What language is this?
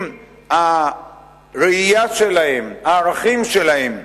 Hebrew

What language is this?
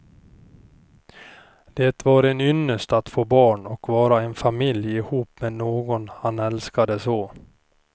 Swedish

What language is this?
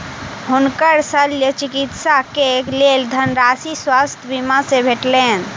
Maithili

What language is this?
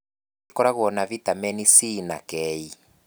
Kikuyu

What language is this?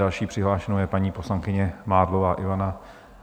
Czech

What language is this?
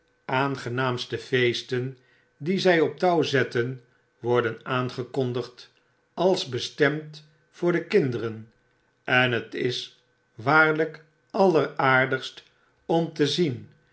Dutch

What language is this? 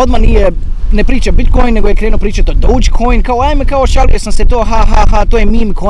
Croatian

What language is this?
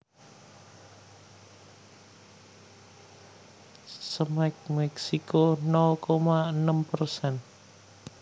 Javanese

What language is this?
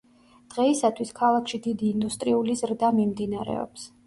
Georgian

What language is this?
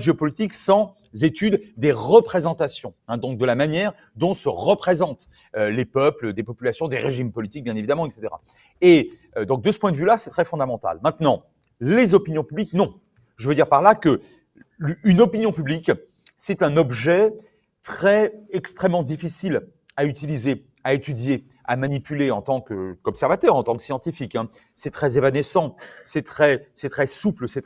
French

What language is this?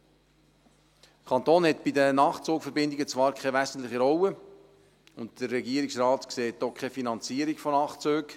Swiss German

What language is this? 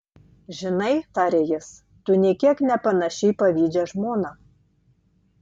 Lithuanian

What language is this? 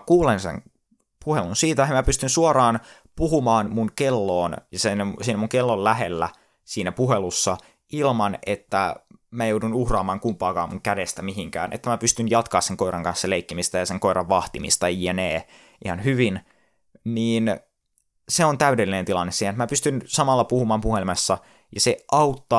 Finnish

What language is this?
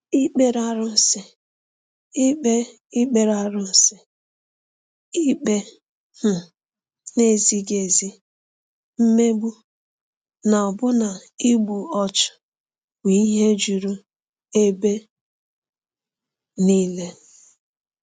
Igbo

